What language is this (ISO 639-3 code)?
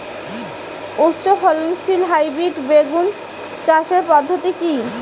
ben